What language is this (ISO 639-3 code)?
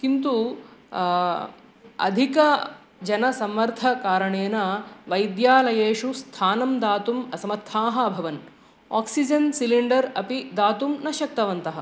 san